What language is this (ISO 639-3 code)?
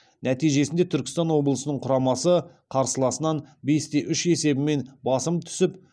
kaz